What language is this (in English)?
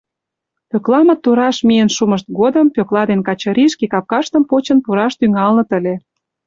Mari